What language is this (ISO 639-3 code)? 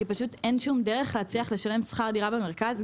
heb